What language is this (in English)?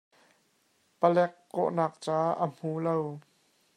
Hakha Chin